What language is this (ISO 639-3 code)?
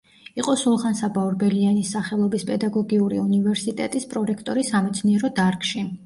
kat